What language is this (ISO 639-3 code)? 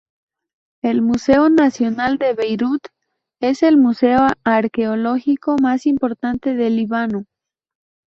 spa